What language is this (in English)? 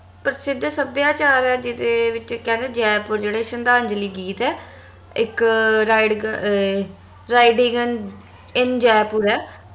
Punjabi